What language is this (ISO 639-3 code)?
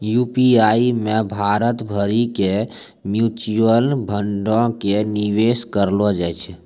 mai